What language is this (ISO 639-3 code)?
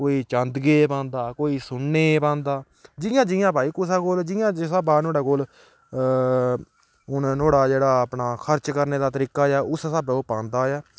doi